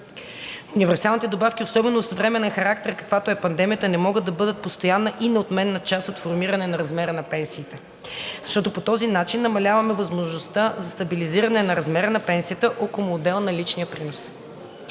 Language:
Bulgarian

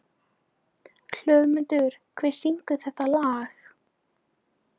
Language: Icelandic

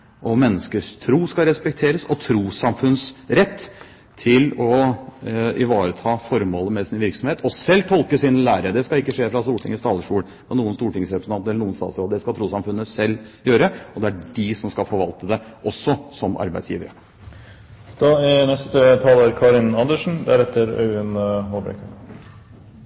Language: Norwegian Bokmål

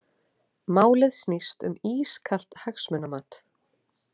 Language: Icelandic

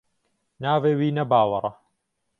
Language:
Kurdish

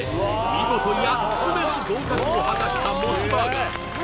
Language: Japanese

